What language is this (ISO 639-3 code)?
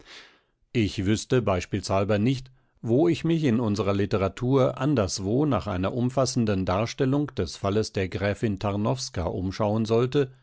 deu